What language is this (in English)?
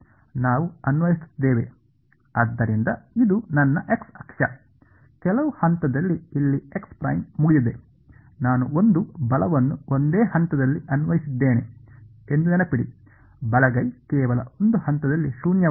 Kannada